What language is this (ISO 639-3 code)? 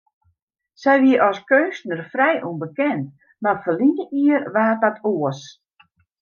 fry